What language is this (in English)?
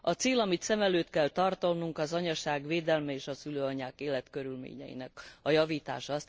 Hungarian